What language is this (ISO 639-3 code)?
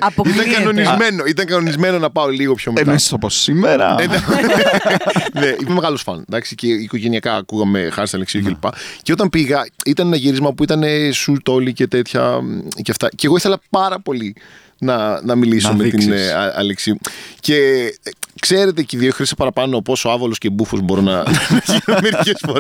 ell